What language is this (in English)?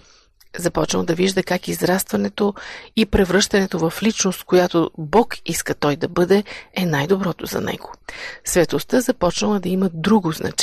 Bulgarian